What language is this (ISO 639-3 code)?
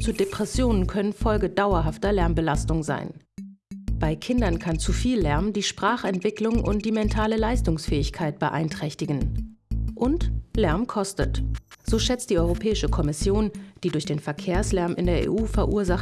deu